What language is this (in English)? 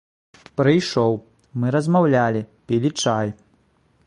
Belarusian